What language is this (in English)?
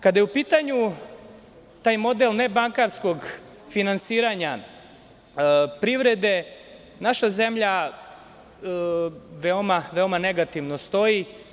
Serbian